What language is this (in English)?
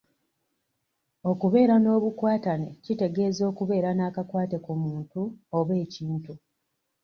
Ganda